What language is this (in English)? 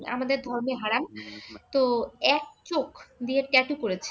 Bangla